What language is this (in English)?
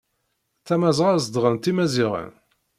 Kabyle